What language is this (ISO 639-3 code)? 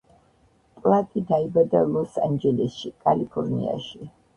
kat